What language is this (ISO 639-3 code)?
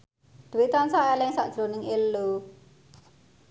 jav